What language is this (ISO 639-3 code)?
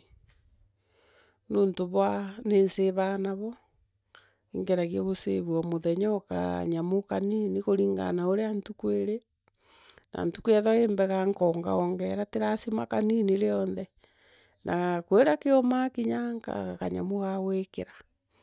mer